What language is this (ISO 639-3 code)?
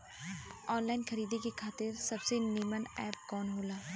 bho